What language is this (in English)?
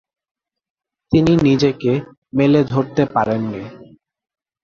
Bangla